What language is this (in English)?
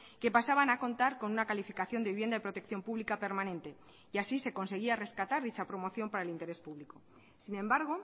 Spanish